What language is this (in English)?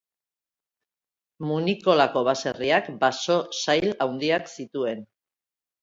Basque